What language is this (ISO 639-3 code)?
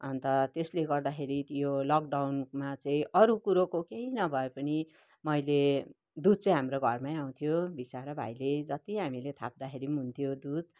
nep